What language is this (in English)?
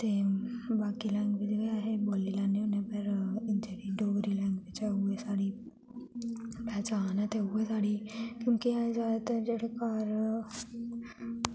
Dogri